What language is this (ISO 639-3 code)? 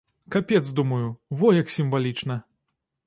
bel